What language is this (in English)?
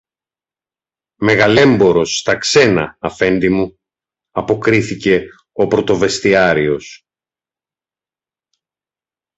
Greek